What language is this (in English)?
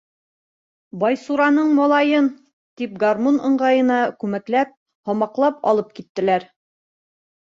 Bashkir